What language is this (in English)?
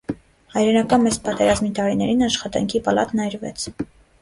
Armenian